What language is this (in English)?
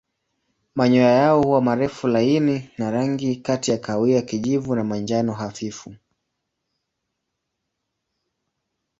Swahili